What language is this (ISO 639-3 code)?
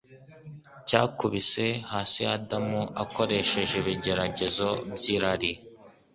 kin